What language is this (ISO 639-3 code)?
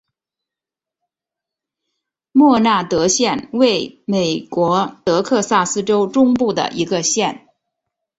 zho